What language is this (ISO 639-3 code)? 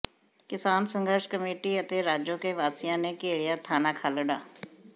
pan